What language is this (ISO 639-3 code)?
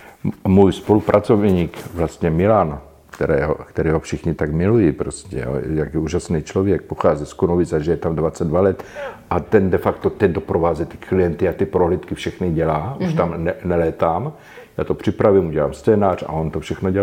ces